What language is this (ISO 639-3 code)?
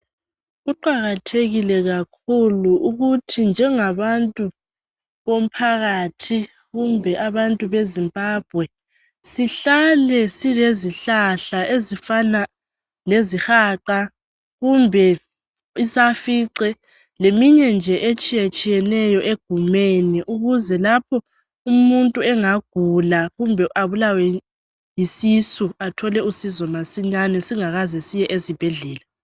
nde